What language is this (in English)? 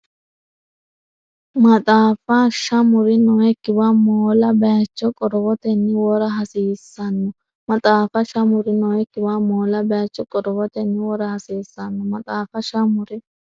Sidamo